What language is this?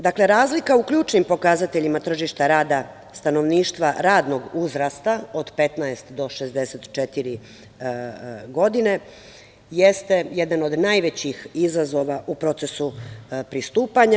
Serbian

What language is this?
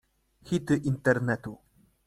Polish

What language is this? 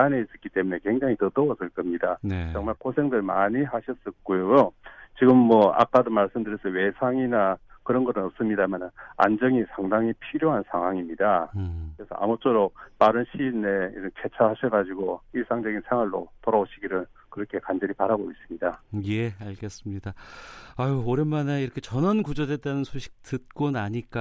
Korean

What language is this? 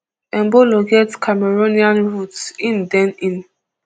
Nigerian Pidgin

